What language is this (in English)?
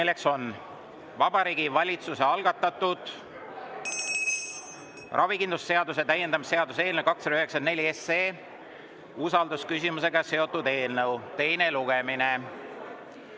Estonian